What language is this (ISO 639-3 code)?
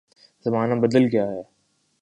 urd